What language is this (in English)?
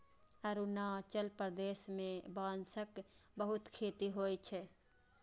Maithili